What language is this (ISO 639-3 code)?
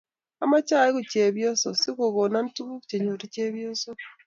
kln